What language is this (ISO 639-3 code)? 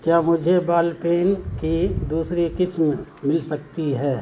urd